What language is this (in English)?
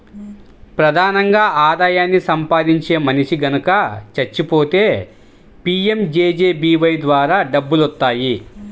Telugu